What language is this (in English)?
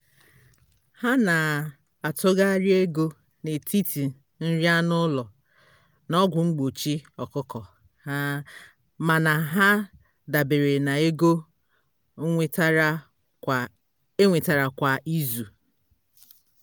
Igbo